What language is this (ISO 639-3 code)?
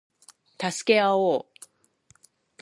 jpn